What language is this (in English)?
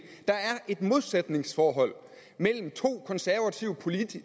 Danish